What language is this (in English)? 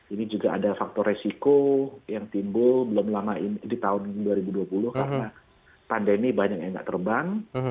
Indonesian